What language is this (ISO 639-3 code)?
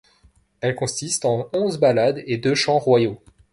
fra